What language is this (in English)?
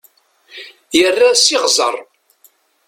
Kabyle